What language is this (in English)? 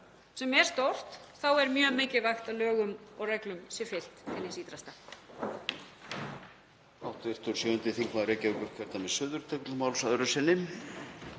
Icelandic